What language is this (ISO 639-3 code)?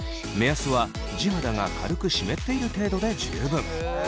jpn